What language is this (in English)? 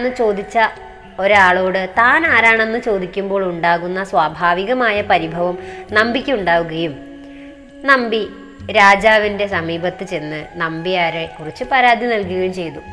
Malayalam